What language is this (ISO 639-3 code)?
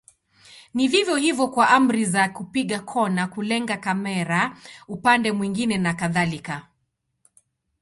swa